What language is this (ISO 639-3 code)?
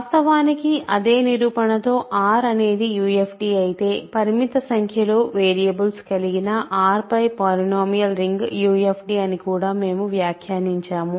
tel